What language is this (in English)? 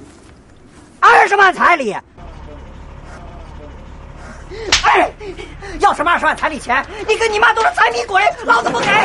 Chinese